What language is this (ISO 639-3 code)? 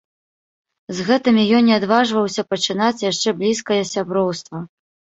bel